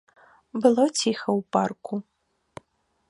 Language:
Belarusian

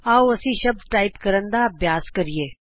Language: Punjabi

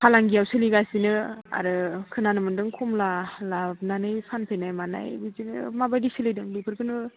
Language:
Bodo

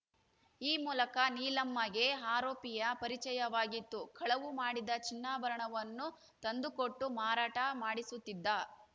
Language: Kannada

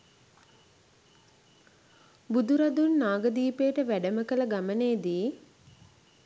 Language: Sinhala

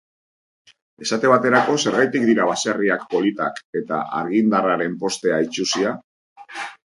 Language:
Basque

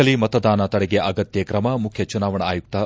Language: Kannada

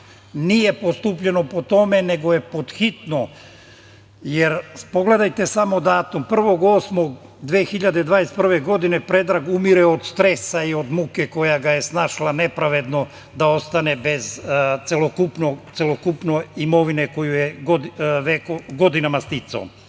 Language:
Serbian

